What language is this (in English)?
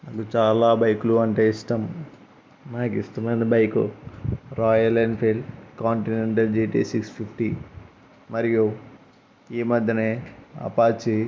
Telugu